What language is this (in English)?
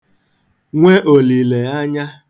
Igbo